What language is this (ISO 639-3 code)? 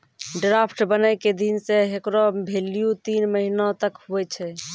mai